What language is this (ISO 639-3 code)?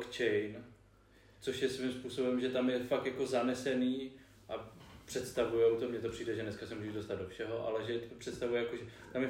ces